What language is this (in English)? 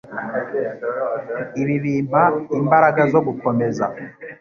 Kinyarwanda